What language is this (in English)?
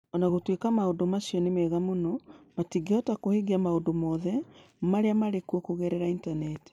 Kikuyu